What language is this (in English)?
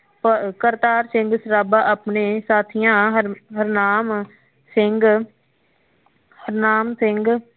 Punjabi